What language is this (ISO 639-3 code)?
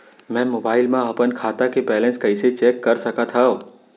hne